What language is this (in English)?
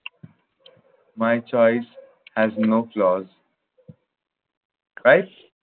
Bangla